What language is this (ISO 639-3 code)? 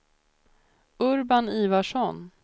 swe